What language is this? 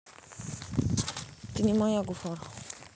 Russian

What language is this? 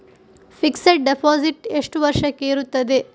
Kannada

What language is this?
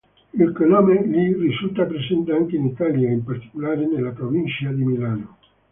Italian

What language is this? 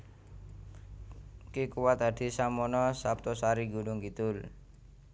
Javanese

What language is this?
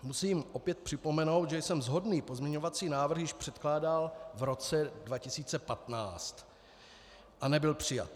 Czech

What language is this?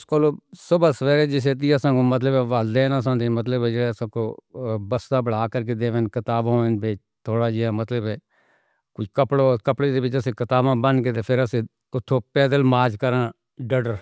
Northern Hindko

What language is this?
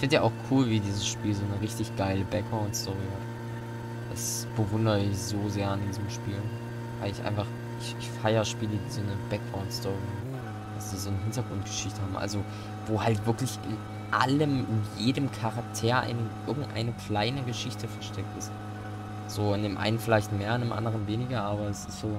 German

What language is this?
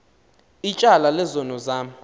Xhosa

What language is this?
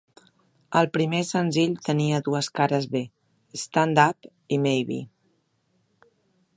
Catalan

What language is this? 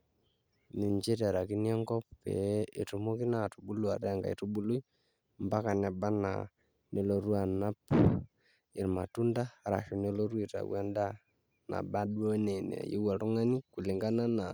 Masai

